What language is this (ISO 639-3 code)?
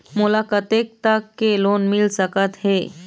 hne